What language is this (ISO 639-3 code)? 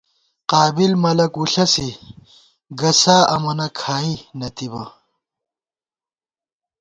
gwt